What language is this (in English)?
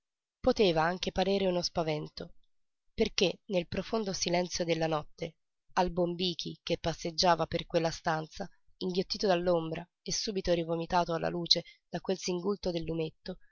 Italian